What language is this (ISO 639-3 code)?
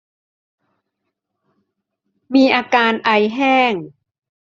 tha